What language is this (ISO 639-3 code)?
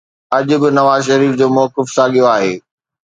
snd